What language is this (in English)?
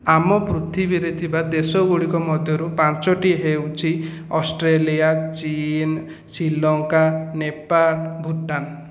Odia